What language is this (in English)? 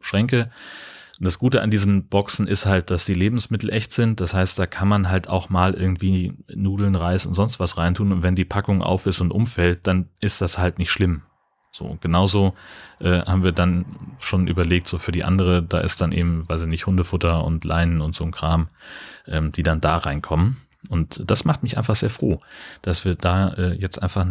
German